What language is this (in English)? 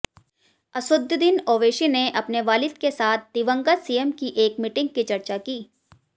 Hindi